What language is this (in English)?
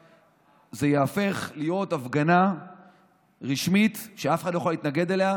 Hebrew